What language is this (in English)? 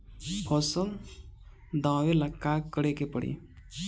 Bhojpuri